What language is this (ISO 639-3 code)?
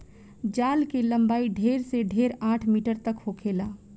bho